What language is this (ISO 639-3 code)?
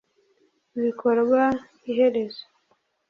kin